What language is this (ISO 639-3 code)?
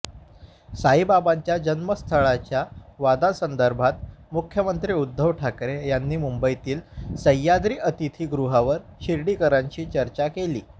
mar